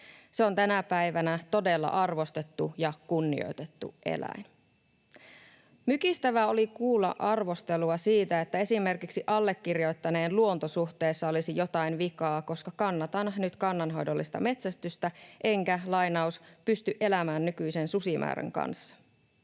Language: Finnish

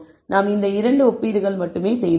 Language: Tamil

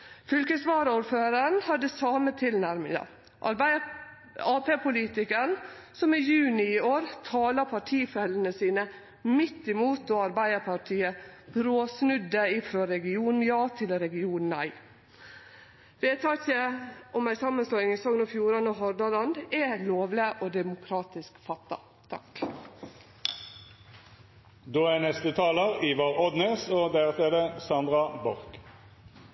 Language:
Norwegian Nynorsk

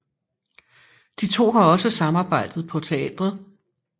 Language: Danish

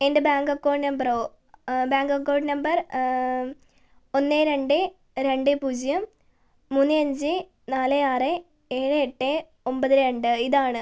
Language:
Malayalam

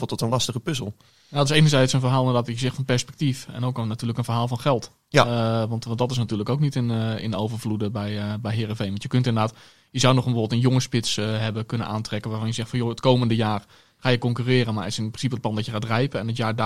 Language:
Dutch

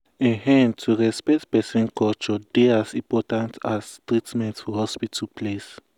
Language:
Nigerian Pidgin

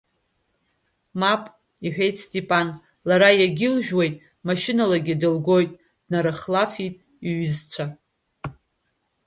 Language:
Abkhazian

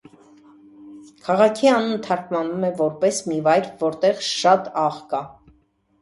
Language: Armenian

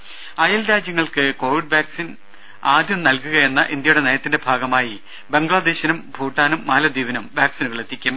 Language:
Malayalam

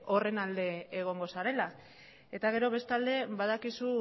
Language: Basque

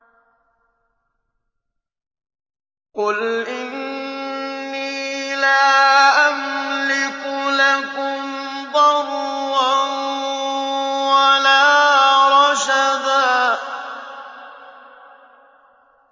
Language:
Arabic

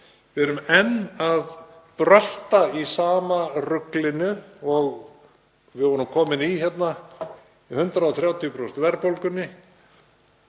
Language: Icelandic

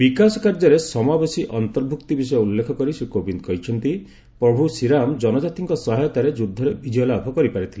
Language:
Odia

